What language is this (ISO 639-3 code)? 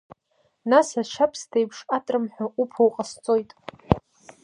abk